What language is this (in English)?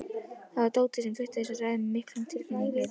Icelandic